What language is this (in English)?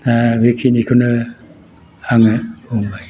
Bodo